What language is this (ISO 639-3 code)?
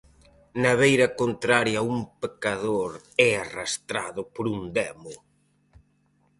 glg